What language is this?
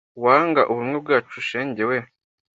Kinyarwanda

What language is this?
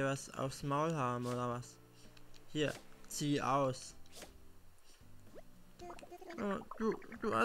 German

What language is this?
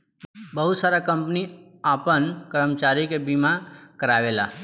Bhojpuri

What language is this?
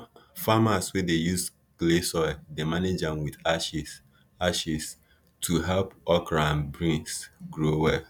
Nigerian Pidgin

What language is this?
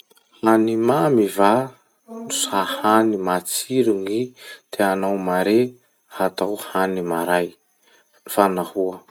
Masikoro Malagasy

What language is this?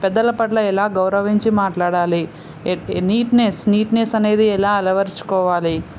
Telugu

